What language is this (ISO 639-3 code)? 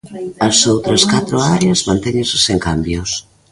glg